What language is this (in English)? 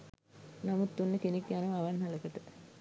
Sinhala